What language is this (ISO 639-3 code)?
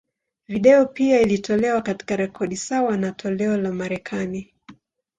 swa